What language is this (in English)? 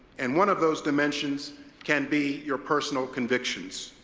English